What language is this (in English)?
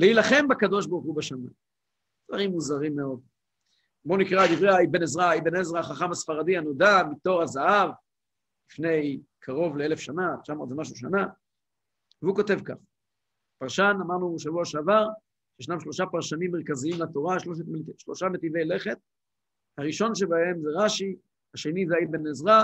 Hebrew